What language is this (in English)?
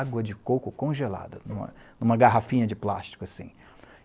Portuguese